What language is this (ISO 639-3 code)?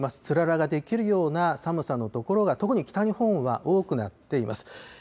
jpn